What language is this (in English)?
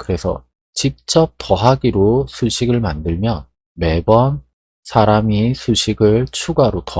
Korean